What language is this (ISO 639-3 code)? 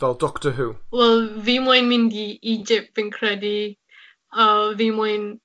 cym